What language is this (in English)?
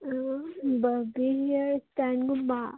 Manipuri